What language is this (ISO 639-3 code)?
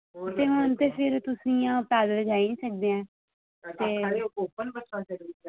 doi